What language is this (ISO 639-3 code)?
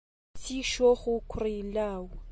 ckb